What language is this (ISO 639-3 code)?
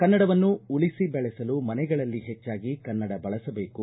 kan